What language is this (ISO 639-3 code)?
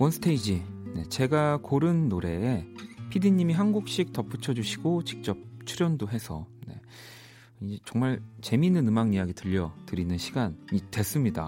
kor